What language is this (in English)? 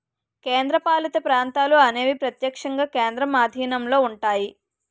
Telugu